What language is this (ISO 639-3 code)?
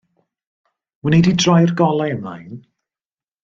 cym